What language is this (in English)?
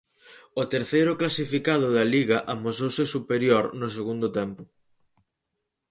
Galician